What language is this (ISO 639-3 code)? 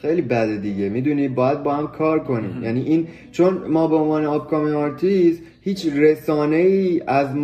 fas